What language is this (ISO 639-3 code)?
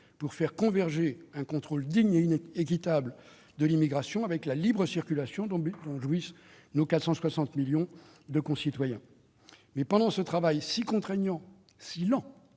fra